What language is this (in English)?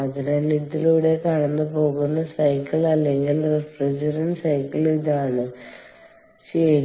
Malayalam